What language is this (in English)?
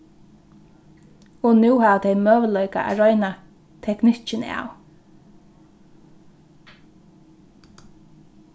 Faroese